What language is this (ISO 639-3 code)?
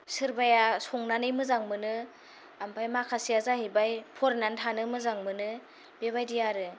brx